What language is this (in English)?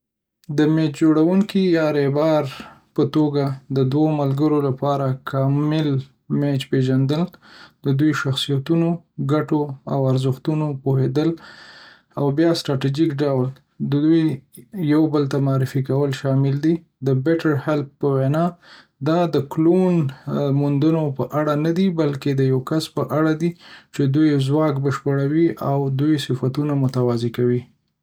Pashto